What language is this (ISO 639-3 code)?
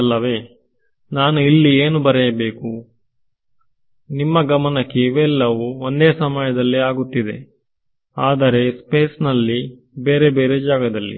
kan